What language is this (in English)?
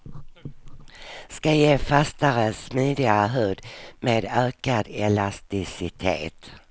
Swedish